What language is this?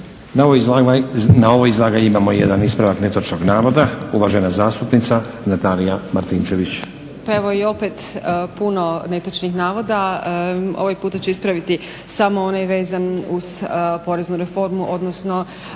Croatian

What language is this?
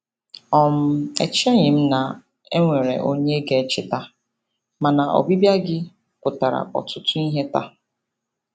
Igbo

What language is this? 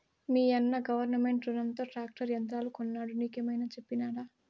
Telugu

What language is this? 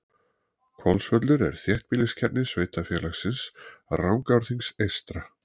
Icelandic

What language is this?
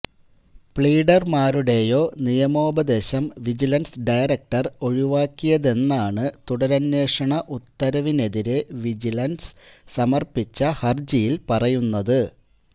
Malayalam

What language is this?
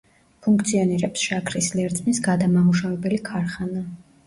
Georgian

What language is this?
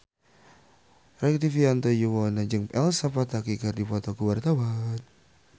Sundanese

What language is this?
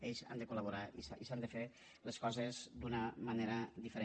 Catalan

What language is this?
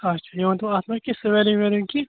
Kashmiri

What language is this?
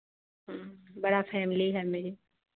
Hindi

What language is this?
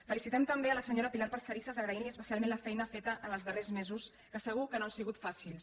Catalan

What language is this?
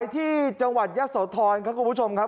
Thai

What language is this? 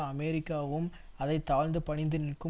Tamil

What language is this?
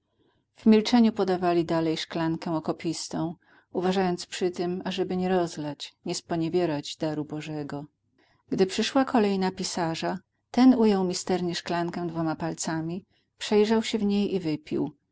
Polish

